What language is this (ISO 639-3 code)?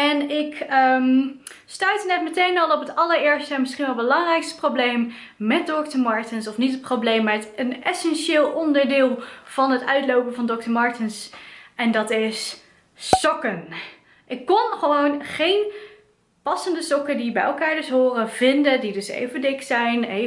nld